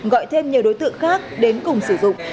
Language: Vietnamese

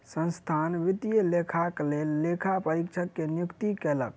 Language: Maithili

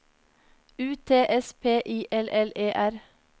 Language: Norwegian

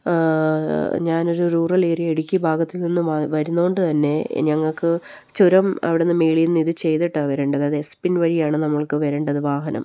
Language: Malayalam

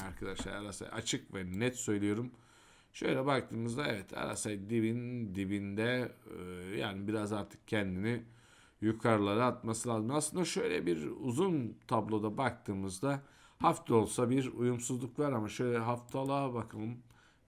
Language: Turkish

